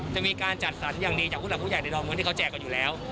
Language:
Thai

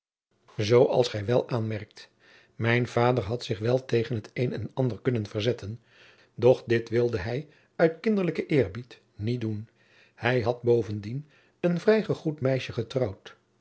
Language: Dutch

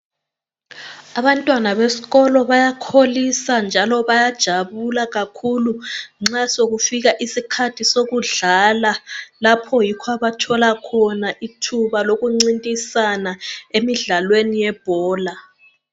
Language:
North Ndebele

